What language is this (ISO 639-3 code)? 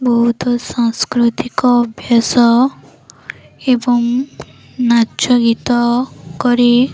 ori